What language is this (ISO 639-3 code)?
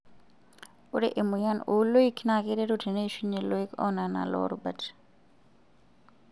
mas